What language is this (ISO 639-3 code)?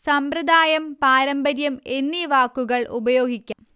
mal